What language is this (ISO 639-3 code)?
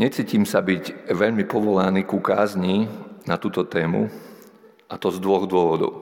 slk